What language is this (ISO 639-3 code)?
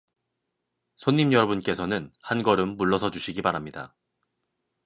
kor